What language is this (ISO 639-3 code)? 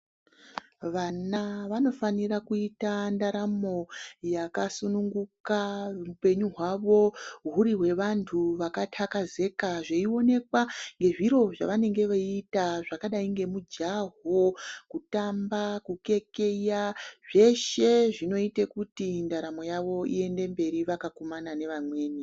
ndc